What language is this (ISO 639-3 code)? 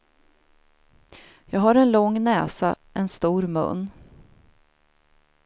swe